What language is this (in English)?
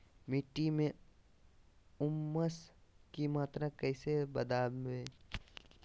Magahi